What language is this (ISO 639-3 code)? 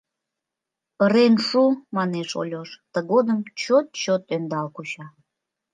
chm